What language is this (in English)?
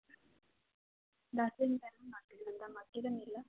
Punjabi